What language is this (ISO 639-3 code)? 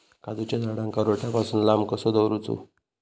mar